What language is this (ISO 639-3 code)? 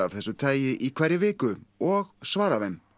isl